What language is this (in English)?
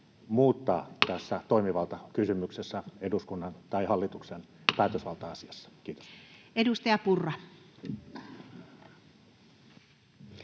Finnish